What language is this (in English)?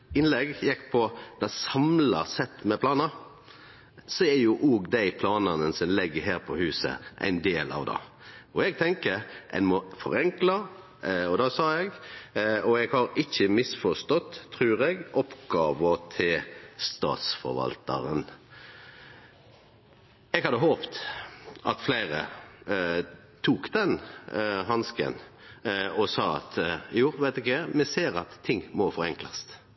Norwegian Nynorsk